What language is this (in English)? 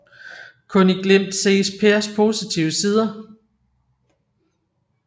Danish